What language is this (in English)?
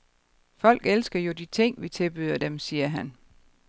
Danish